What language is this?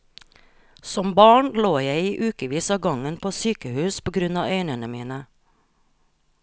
Norwegian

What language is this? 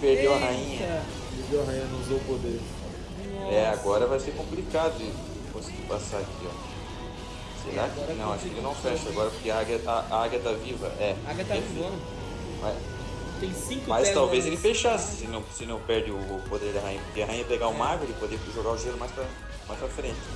Portuguese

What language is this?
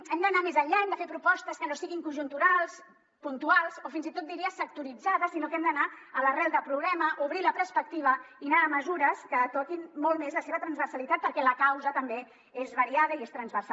Catalan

